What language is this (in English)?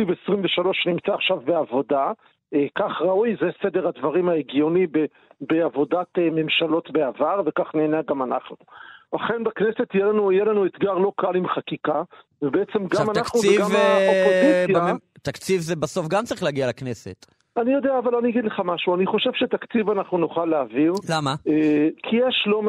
Hebrew